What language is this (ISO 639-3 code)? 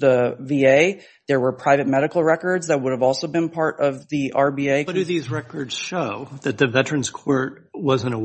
eng